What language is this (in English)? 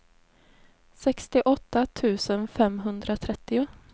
Swedish